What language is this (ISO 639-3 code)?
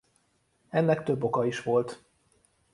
hun